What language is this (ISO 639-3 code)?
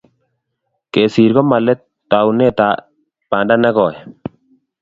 kln